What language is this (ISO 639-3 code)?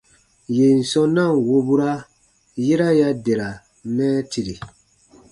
bba